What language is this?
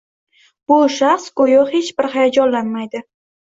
Uzbek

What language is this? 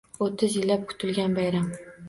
Uzbek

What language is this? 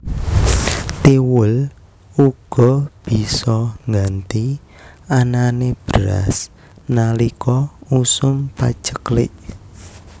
Javanese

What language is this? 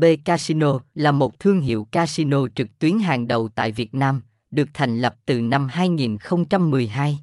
Vietnamese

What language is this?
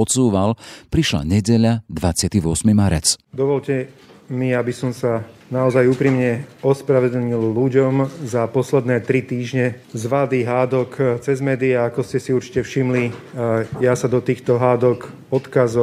Slovak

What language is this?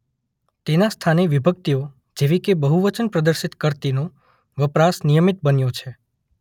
Gujarati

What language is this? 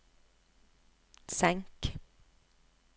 Norwegian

